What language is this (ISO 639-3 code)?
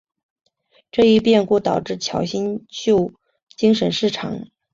zho